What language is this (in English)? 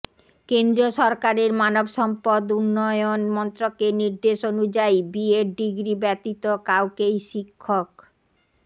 Bangla